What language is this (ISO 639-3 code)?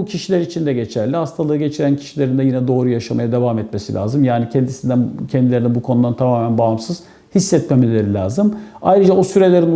tur